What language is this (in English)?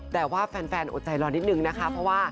Thai